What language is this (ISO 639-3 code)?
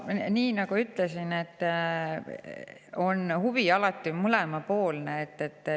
est